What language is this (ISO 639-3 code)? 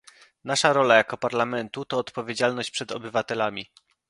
pol